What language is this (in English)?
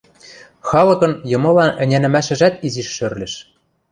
Western Mari